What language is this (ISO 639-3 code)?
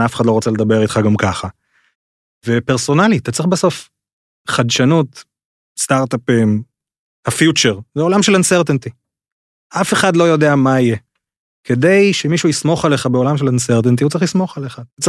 heb